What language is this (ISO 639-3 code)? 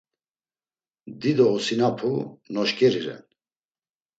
lzz